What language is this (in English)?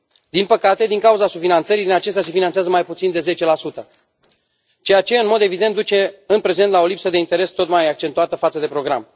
Romanian